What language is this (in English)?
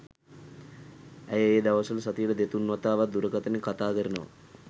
Sinhala